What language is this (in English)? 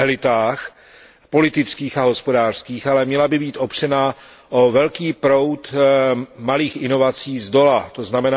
Czech